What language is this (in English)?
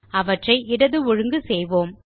Tamil